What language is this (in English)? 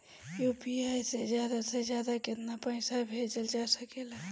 Bhojpuri